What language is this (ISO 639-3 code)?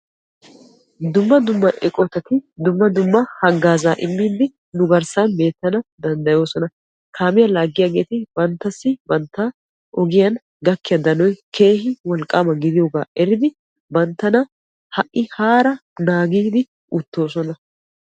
wal